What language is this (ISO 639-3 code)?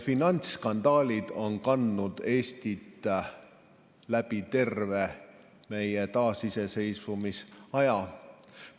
est